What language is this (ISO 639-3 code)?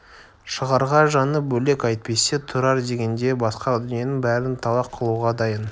kaz